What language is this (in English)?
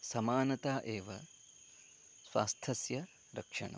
Sanskrit